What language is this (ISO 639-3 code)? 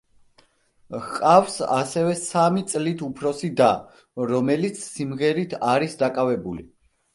kat